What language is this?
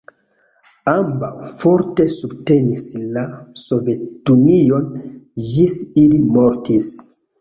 Esperanto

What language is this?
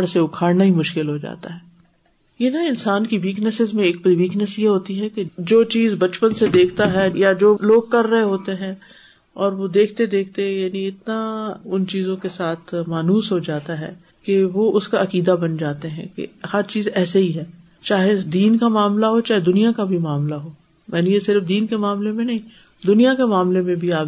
Urdu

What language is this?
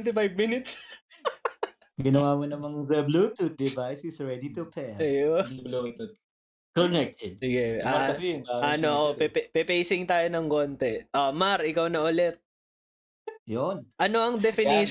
Filipino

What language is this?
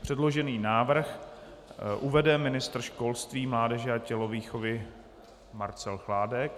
Czech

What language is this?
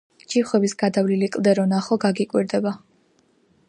Georgian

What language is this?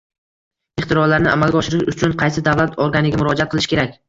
Uzbek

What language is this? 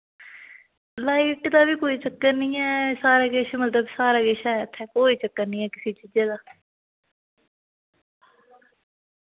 Dogri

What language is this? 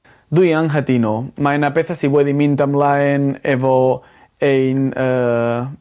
Welsh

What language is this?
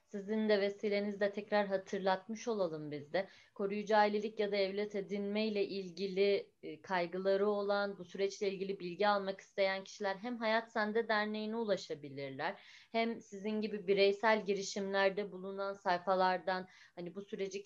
Turkish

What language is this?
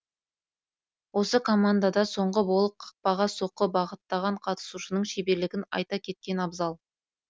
Kazakh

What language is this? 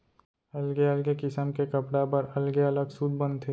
Chhattisgarhi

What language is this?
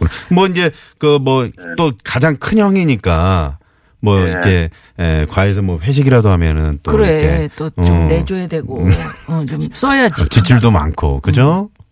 Korean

